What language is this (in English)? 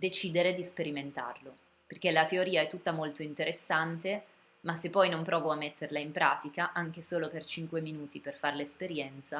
Italian